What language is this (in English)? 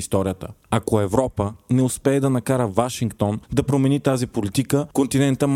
Bulgarian